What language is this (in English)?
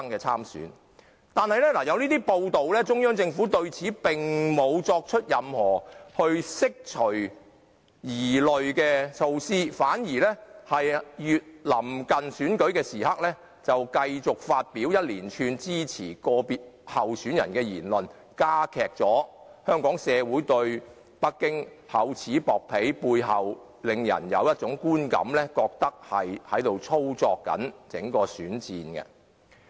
Cantonese